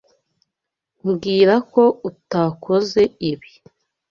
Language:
Kinyarwanda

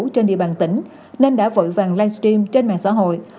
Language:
Vietnamese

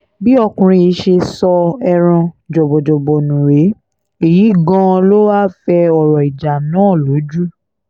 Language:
Yoruba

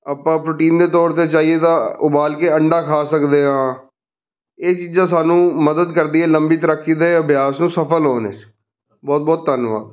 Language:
Punjabi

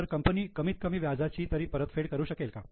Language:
Marathi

